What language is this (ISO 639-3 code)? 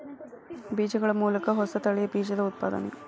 kan